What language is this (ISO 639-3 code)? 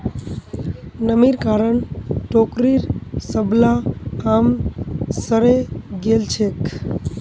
mag